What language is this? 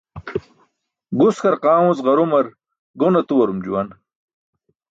Burushaski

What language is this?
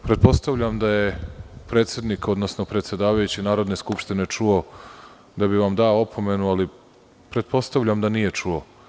Serbian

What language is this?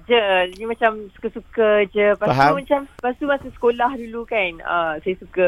Malay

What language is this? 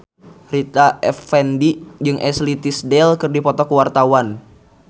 Sundanese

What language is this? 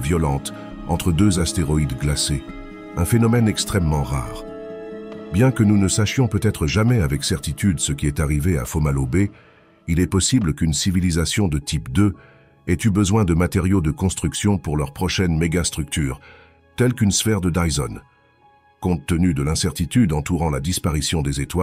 French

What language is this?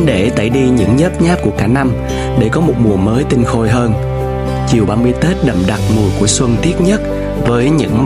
Vietnamese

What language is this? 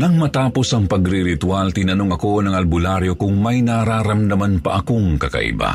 Filipino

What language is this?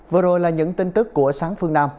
Vietnamese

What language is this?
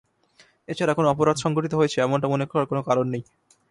Bangla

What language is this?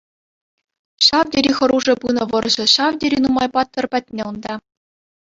Chuvash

